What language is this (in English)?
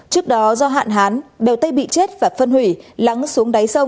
Vietnamese